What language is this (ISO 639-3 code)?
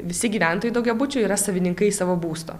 lit